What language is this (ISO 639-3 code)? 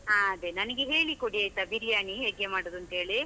kan